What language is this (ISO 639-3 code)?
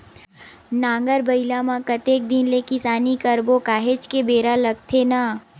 hne